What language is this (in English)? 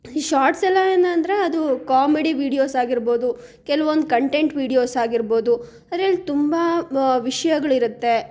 Kannada